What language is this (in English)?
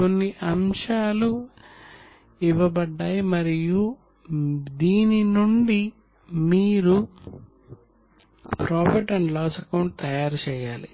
Telugu